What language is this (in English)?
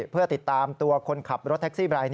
Thai